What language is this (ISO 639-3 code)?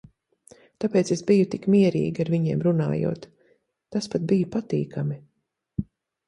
lav